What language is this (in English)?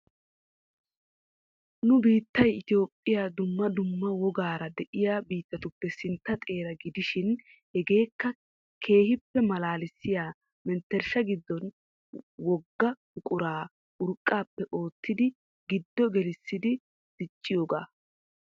Wolaytta